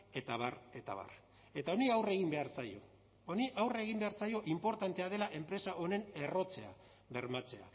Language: Basque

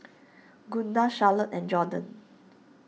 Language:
English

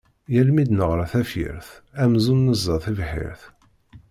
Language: Kabyle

